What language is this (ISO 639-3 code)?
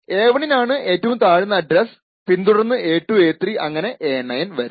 mal